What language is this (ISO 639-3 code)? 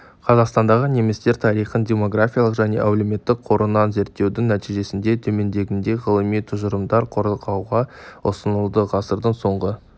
kaz